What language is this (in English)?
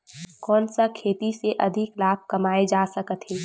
Chhattisgarhi